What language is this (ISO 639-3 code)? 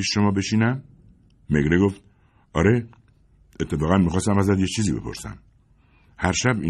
fas